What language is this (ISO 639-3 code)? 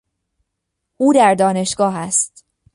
fas